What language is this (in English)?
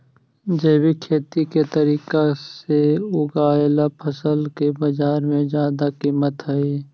Magahi